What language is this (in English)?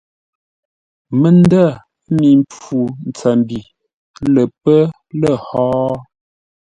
Ngombale